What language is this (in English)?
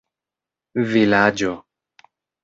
Esperanto